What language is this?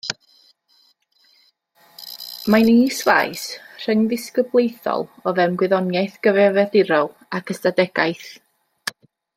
Welsh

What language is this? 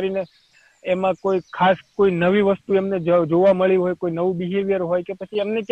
Gujarati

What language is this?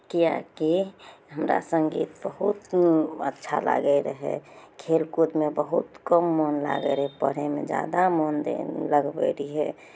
Maithili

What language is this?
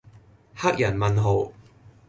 Cantonese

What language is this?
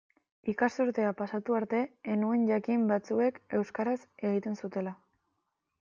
Basque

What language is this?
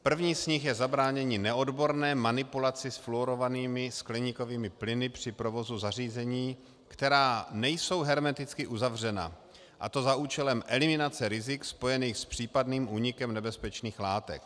Czech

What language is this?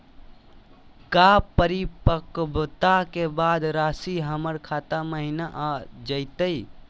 Magahi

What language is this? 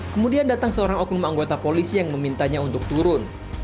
Indonesian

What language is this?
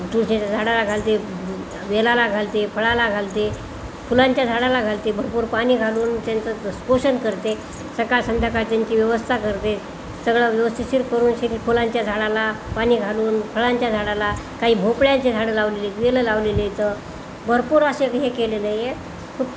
Marathi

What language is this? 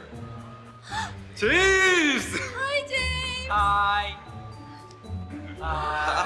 Korean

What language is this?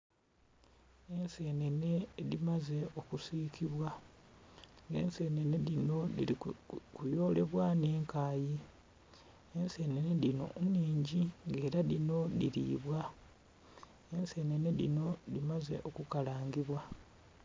Soga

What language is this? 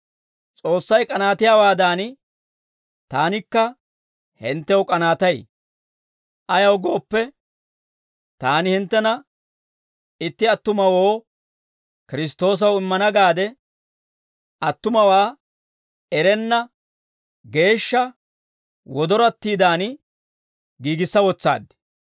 Dawro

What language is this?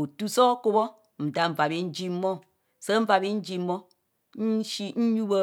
Kohumono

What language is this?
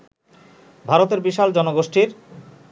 Bangla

